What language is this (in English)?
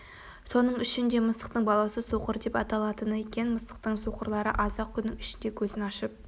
Kazakh